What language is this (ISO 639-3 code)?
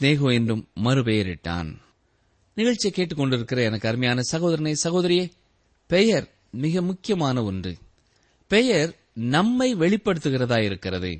tam